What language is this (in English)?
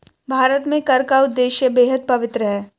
Hindi